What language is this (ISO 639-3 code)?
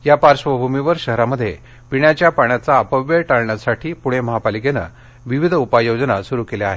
mar